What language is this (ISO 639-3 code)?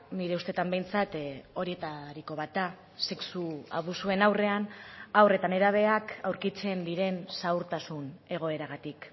eus